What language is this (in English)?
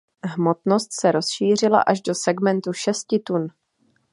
Czech